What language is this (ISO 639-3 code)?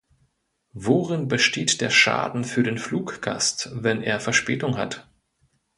deu